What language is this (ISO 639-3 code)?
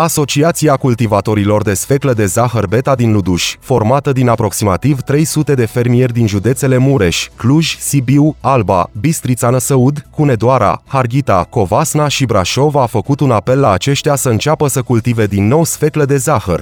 ron